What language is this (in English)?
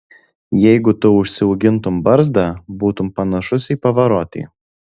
Lithuanian